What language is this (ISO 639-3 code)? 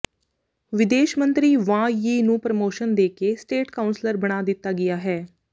pan